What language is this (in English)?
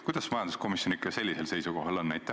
Estonian